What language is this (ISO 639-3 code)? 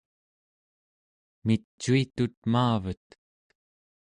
esu